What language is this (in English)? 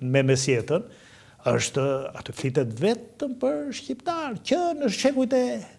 Romanian